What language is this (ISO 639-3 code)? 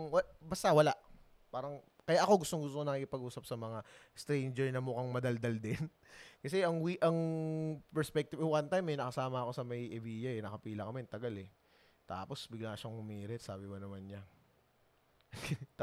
fil